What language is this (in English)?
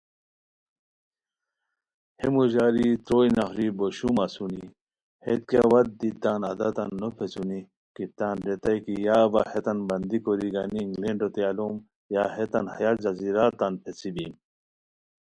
Khowar